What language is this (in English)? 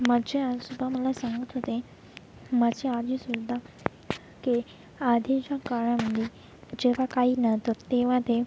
Marathi